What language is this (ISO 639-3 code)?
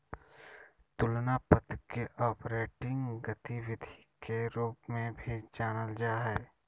mag